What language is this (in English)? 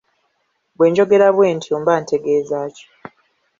Ganda